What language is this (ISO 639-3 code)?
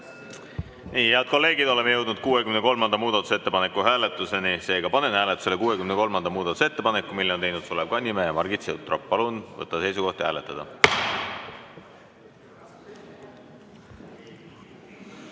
est